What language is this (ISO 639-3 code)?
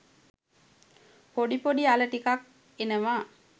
sin